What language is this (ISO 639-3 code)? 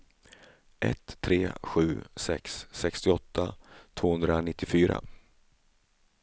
swe